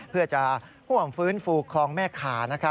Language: Thai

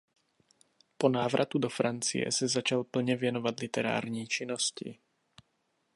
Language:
Czech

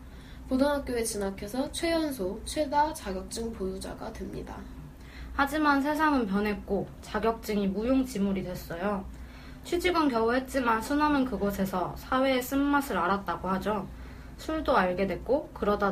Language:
Korean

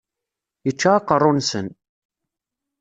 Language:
Kabyle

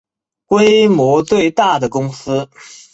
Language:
Chinese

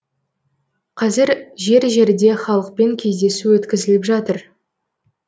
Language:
Kazakh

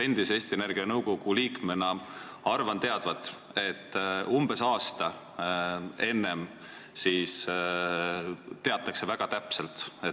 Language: Estonian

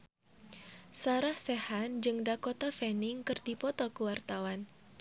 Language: Sundanese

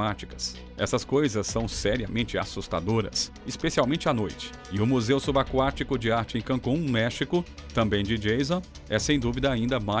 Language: Portuguese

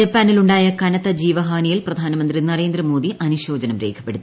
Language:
Malayalam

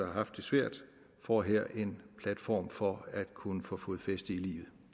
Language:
Danish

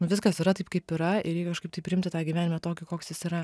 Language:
Lithuanian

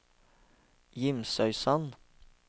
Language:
Norwegian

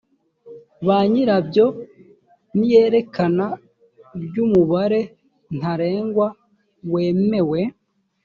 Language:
Kinyarwanda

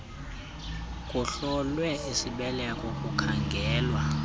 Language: Xhosa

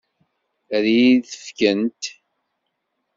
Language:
Kabyle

